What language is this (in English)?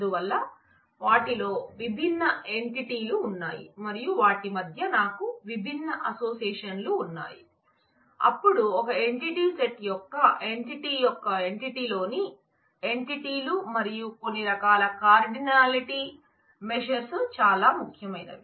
Telugu